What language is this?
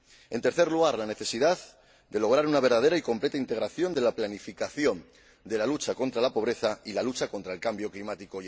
Spanish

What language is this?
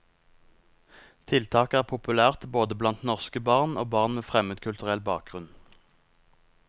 Norwegian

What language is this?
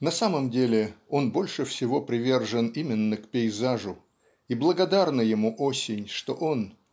Russian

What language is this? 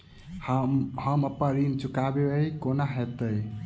Maithili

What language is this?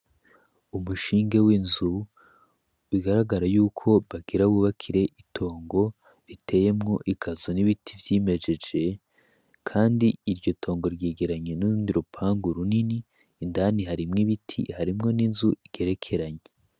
Rundi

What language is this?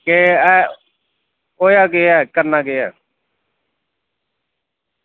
Dogri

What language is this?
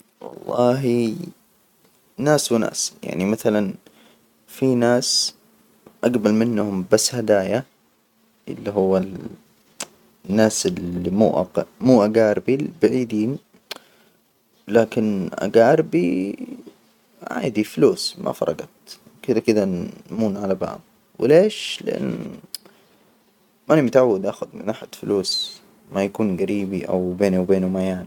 Hijazi Arabic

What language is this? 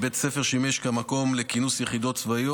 Hebrew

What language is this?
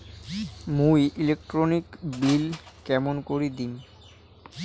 Bangla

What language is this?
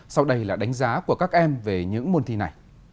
Vietnamese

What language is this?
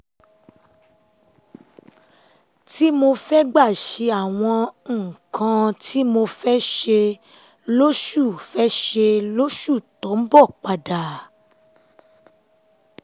Yoruba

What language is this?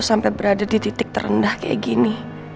Indonesian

